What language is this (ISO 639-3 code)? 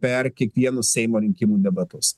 lit